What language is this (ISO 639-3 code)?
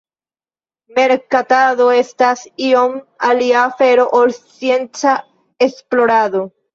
epo